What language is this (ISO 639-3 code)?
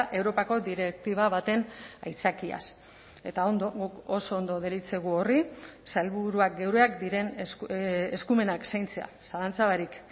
eus